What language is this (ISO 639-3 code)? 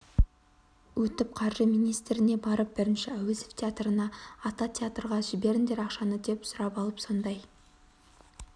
kaz